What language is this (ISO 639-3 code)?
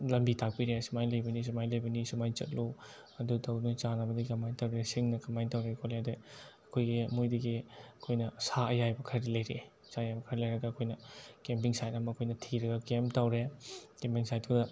mni